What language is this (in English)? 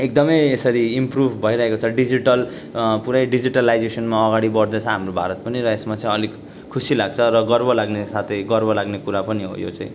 Nepali